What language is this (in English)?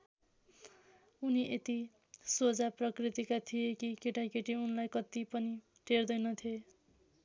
Nepali